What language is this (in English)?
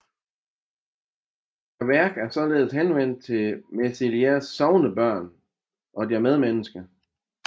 Danish